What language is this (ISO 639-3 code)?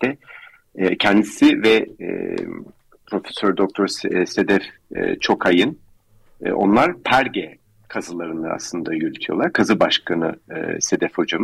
tur